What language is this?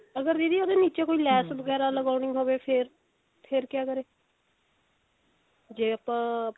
Punjabi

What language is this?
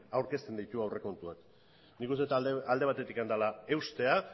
Basque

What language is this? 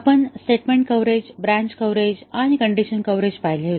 Marathi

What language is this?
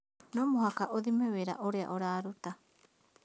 Kikuyu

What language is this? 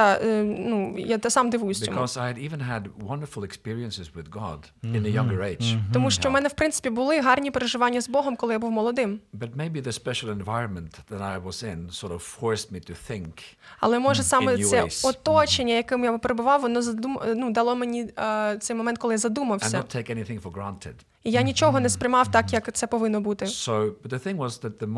Ukrainian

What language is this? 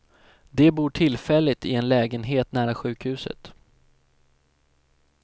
Swedish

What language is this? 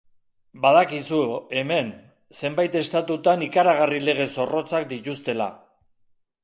Basque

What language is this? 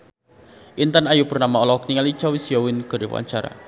Sundanese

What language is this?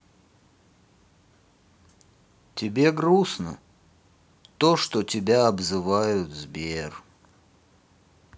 Russian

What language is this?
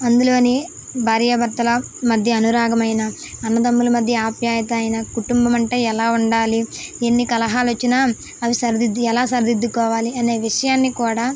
Telugu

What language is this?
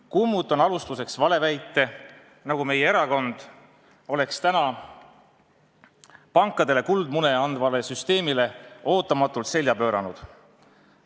Estonian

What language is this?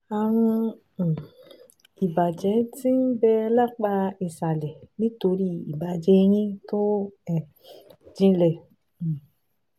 Yoruba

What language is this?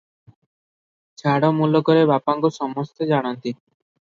Odia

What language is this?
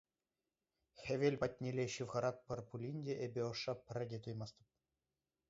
Chuvash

